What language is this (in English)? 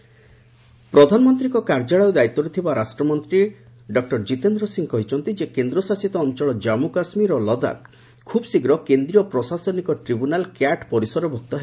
Odia